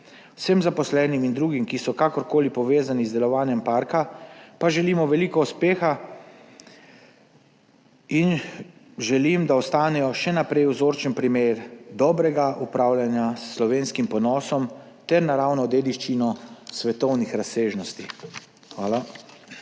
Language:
Slovenian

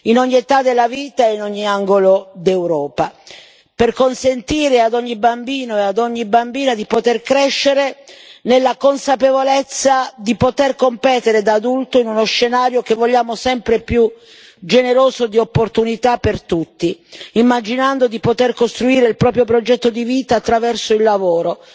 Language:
Italian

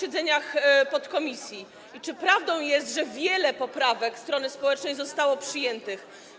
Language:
Polish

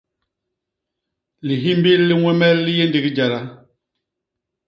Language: Basaa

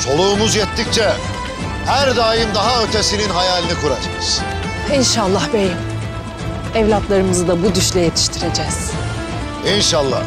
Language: Turkish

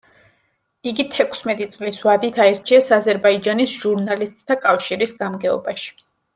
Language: Georgian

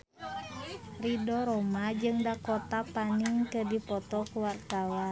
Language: Sundanese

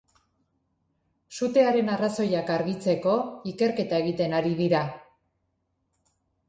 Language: Basque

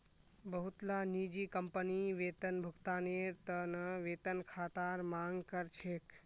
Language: Magahi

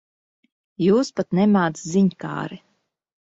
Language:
Latvian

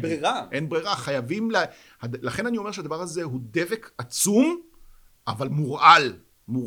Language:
Hebrew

